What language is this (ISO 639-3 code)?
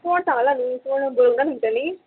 kok